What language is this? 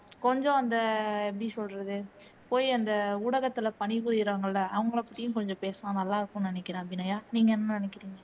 Tamil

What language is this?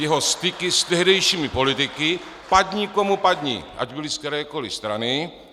Czech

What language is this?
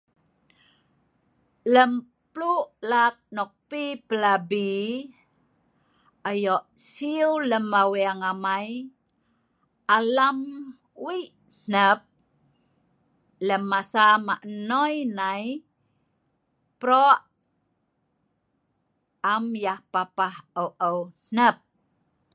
Sa'ban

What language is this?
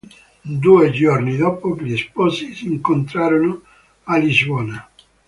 Italian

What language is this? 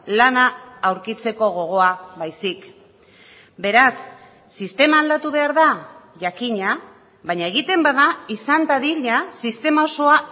Basque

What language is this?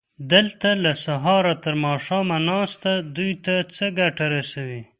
Pashto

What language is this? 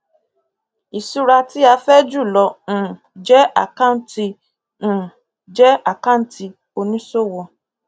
Yoruba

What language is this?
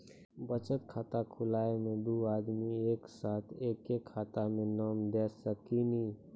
Maithili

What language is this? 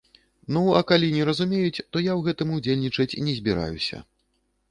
Belarusian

